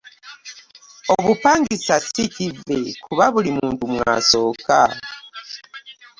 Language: Ganda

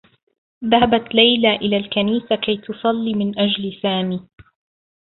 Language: Arabic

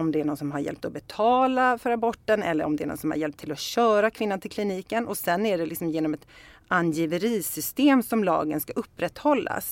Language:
Swedish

